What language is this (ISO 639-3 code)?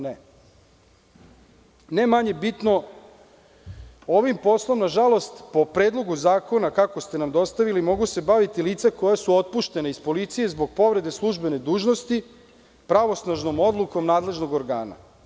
srp